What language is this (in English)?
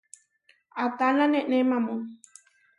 Huarijio